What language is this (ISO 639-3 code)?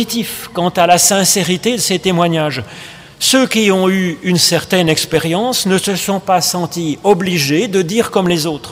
fra